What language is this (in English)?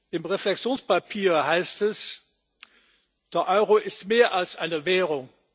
German